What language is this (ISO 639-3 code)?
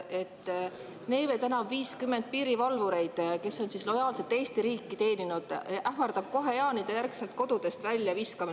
est